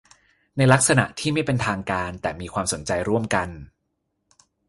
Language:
Thai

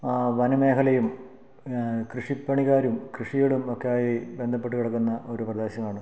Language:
Malayalam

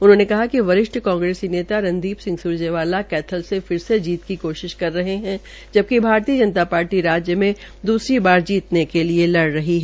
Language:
Hindi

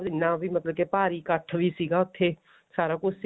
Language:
Punjabi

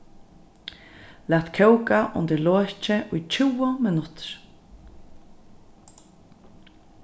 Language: Faroese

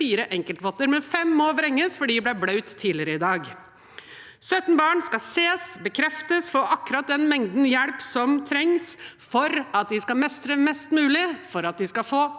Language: Norwegian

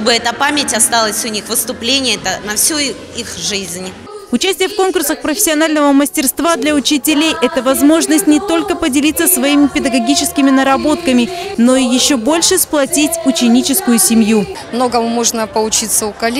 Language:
Russian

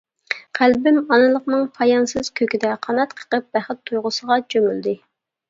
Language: Uyghur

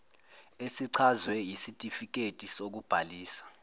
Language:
Zulu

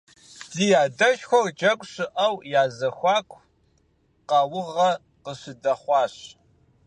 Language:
Kabardian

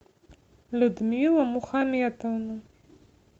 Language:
Russian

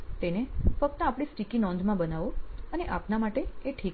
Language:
Gujarati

